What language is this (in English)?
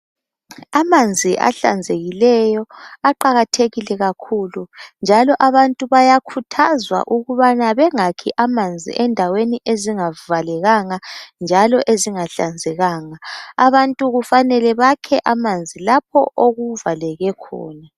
North Ndebele